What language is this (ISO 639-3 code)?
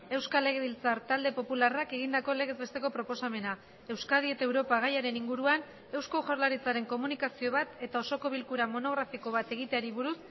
eus